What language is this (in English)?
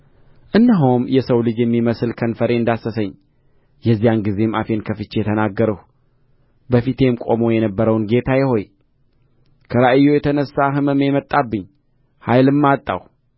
Amharic